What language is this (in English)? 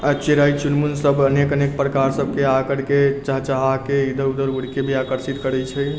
Maithili